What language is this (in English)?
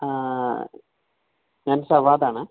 Malayalam